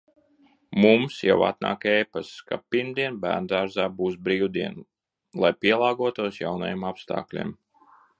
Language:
Latvian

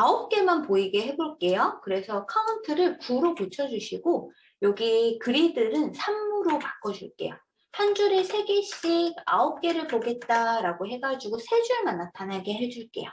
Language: Korean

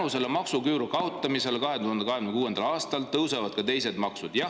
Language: Estonian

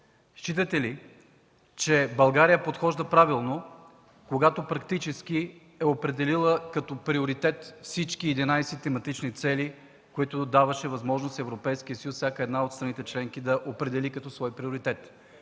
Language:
Bulgarian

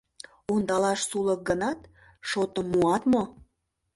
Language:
Mari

